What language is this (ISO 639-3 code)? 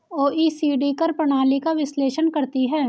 hin